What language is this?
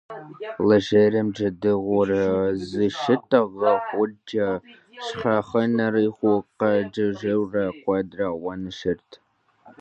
Kabardian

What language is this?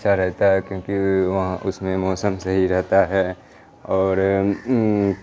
Urdu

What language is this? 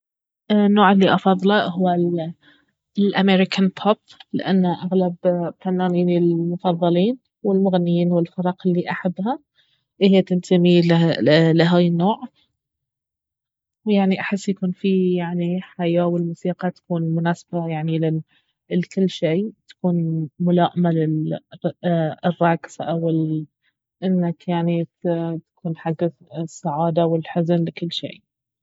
Baharna Arabic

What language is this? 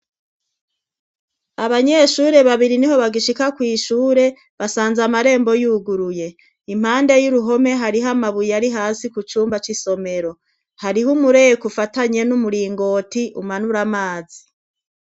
Rundi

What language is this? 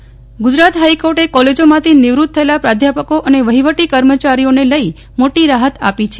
Gujarati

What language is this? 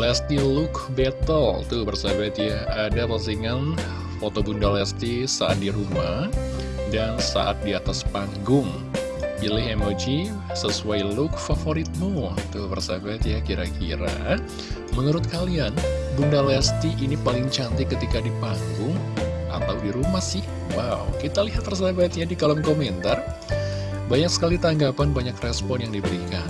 Indonesian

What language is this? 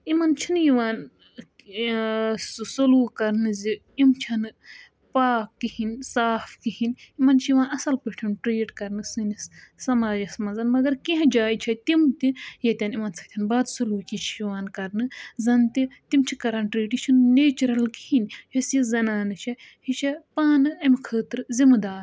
Kashmiri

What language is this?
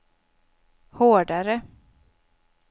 Swedish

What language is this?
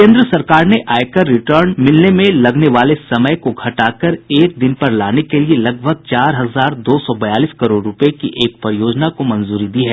Hindi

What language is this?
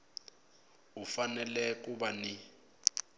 Tsonga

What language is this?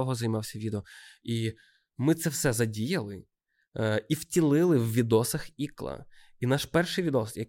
Ukrainian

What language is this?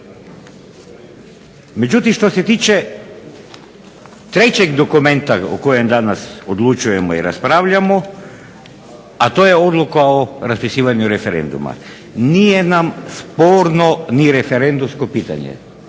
Croatian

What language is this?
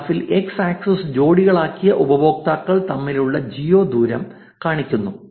Malayalam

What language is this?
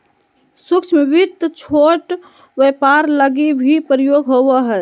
Magahi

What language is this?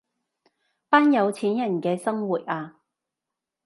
Cantonese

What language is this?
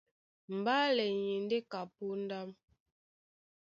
Duala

